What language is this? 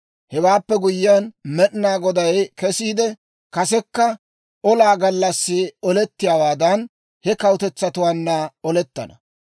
Dawro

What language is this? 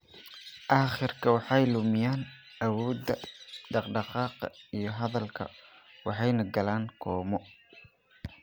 Somali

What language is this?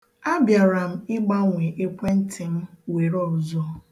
Igbo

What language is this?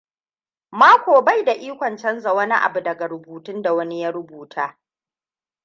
Hausa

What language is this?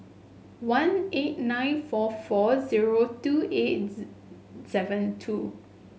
English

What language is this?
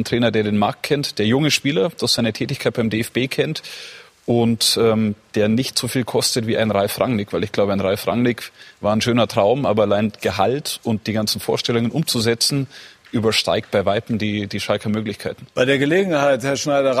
German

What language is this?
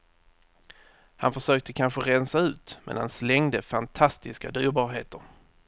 Swedish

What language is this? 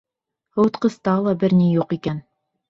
Bashkir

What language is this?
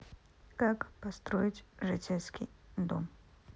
Russian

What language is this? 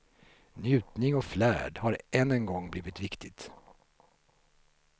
Swedish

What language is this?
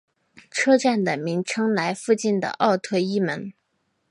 Chinese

